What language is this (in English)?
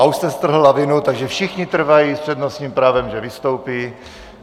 Czech